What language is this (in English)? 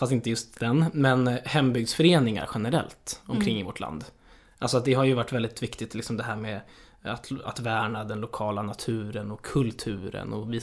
Swedish